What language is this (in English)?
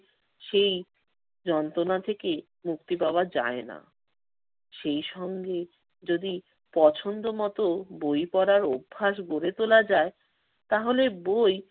Bangla